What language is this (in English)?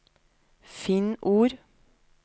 Norwegian